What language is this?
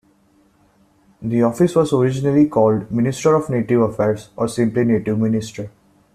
English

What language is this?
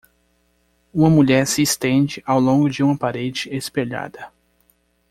Portuguese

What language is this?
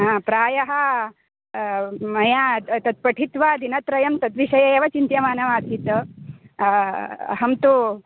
Sanskrit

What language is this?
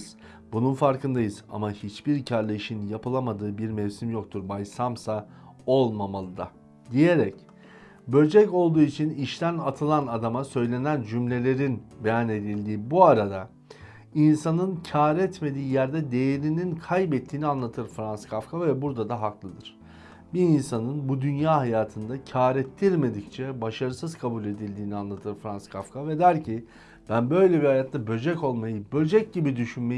Turkish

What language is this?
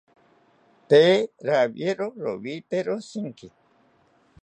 South Ucayali Ashéninka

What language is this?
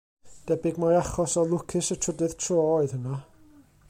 Welsh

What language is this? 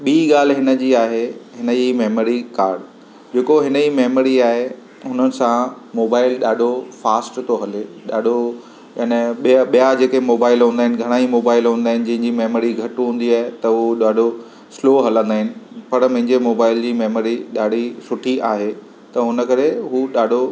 Sindhi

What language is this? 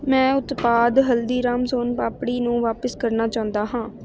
Punjabi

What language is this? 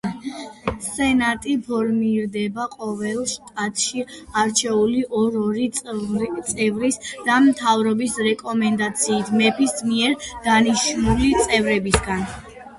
Georgian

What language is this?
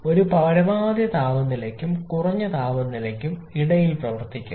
Malayalam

